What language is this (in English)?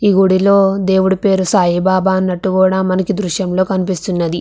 Telugu